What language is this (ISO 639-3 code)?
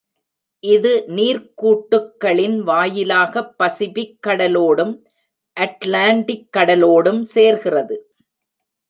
tam